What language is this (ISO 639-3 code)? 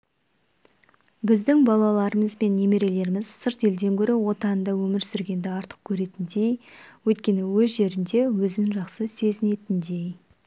kaz